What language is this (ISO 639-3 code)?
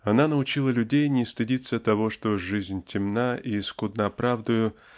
rus